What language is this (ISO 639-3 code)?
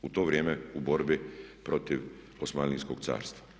hrv